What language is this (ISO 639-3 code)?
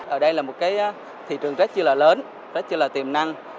vie